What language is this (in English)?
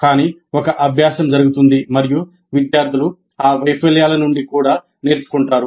Telugu